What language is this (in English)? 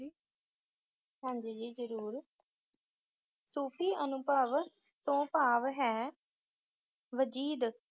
Punjabi